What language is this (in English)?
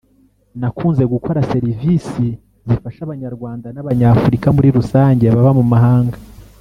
Kinyarwanda